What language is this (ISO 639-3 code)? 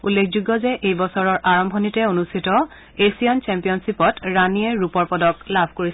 asm